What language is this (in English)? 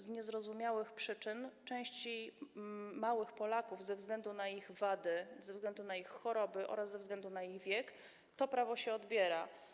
Polish